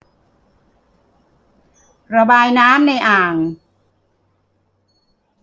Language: Thai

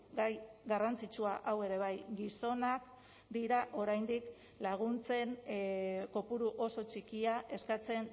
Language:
Basque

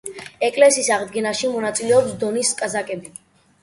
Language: Georgian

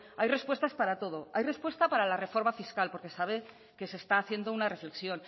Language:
Spanish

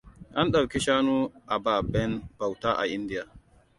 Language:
Hausa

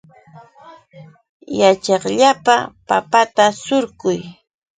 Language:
Yauyos Quechua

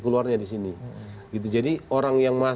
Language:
Indonesian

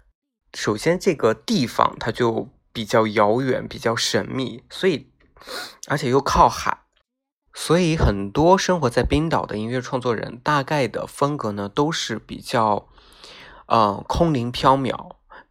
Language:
Chinese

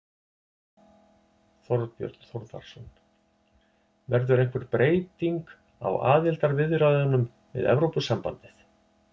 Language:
Icelandic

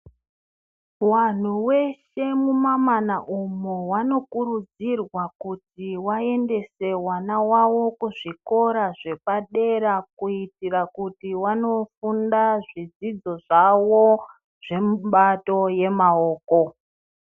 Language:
Ndau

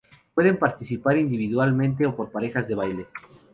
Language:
Spanish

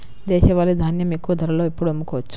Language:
Telugu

